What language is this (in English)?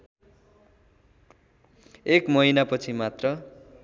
Nepali